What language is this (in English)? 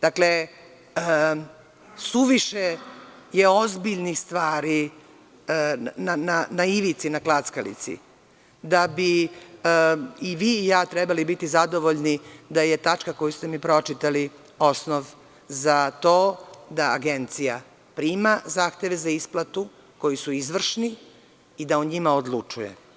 Serbian